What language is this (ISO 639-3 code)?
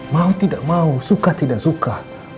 ind